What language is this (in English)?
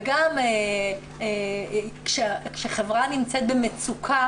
Hebrew